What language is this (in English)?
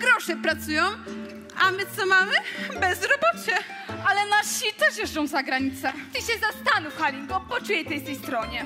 Polish